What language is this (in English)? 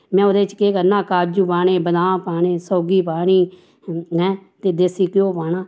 Dogri